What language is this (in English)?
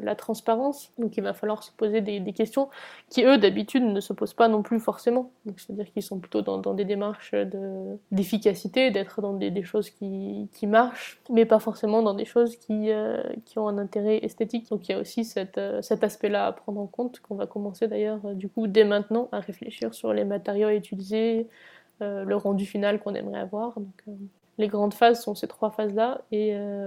French